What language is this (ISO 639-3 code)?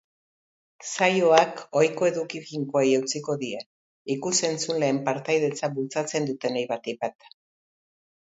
eus